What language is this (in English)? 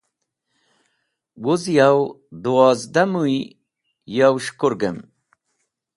Wakhi